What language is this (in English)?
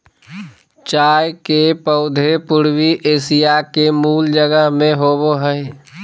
Magahi